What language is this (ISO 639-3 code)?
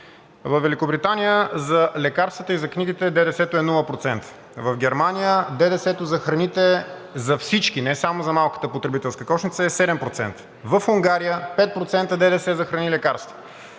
bul